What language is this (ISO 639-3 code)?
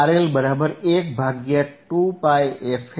guj